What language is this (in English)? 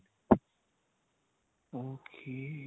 Punjabi